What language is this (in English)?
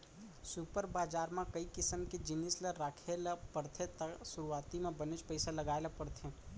Chhattisgarhi